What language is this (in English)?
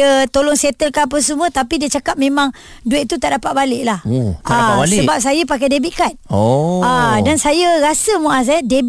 Malay